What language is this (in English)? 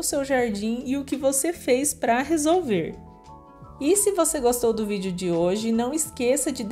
Portuguese